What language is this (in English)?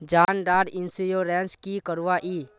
Magahi